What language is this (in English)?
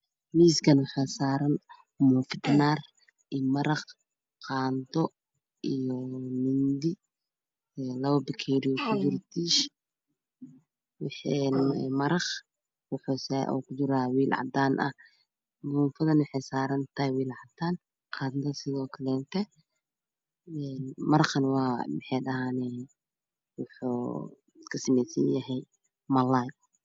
Somali